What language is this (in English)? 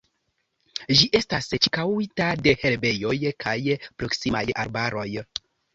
Esperanto